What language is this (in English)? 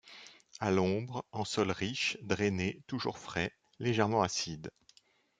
French